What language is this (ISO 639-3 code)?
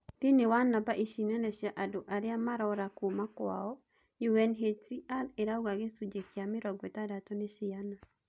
kik